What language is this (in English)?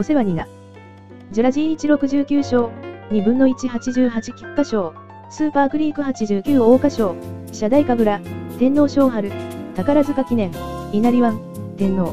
Japanese